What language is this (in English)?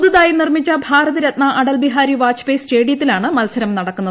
Malayalam